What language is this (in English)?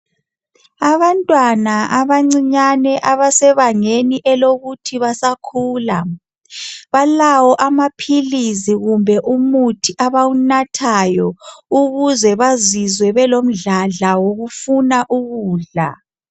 North Ndebele